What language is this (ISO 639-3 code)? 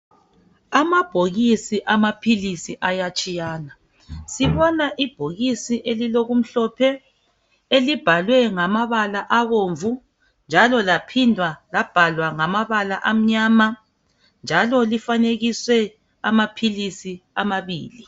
nde